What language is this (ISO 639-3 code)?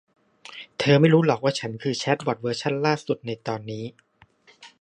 tha